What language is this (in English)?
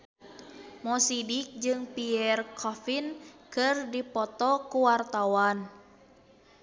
Sundanese